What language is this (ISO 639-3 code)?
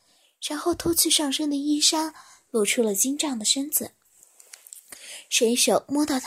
zho